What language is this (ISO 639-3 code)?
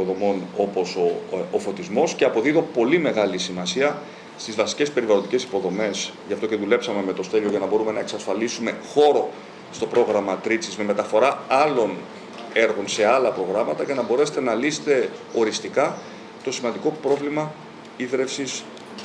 ell